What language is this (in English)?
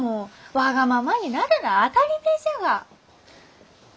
Japanese